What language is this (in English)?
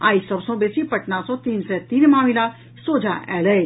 Maithili